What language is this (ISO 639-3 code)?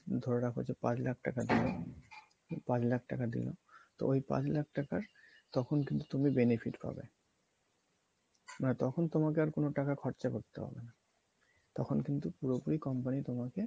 ben